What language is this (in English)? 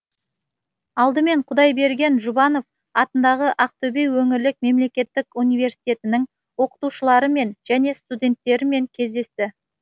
Kazakh